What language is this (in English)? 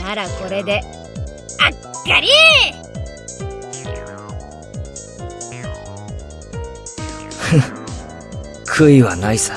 Japanese